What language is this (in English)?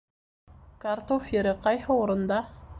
Bashkir